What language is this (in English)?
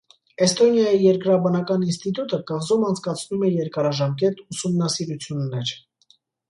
Armenian